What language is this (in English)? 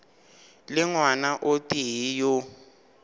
Northern Sotho